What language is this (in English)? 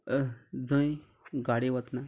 Konkani